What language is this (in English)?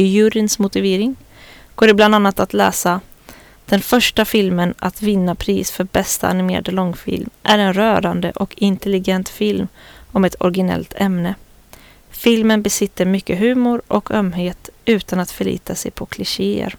Swedish